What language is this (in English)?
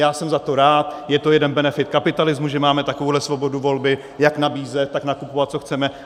Czech